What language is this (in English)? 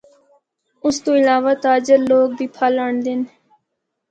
Northern Hindko